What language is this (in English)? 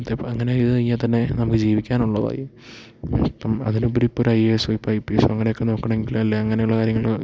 Malayalam